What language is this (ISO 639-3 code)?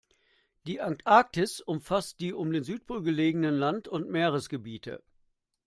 deu